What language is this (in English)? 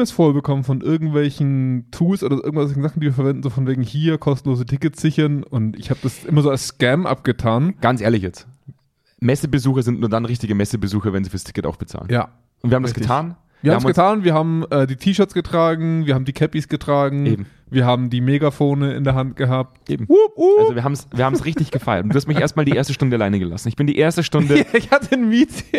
German